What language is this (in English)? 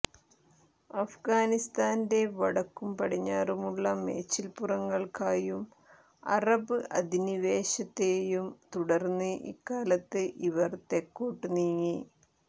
Malayalam